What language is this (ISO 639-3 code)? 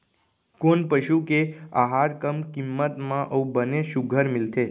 hne